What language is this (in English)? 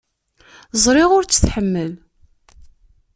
Kabyle